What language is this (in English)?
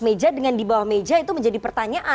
Indonesian